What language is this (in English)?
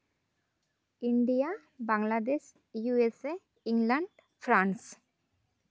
Santali